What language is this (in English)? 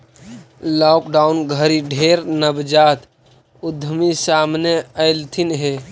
Magahi